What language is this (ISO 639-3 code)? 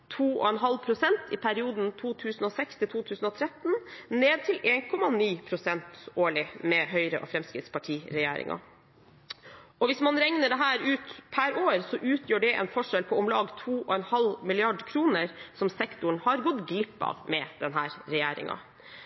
nob